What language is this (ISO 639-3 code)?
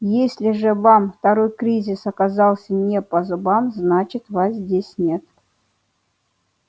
rus